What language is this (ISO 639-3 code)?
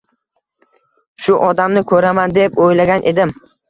uzb